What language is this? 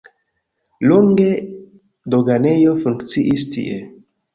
Esperanto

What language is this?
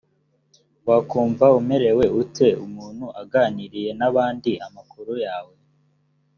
Kinyarwanda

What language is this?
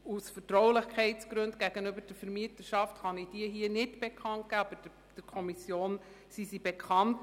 Swiss German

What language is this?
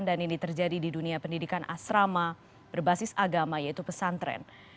Indonesian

